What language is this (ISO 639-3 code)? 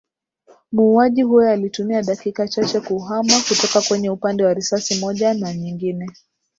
swa